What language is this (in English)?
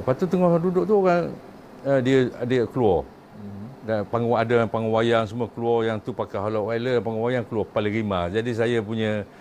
Malay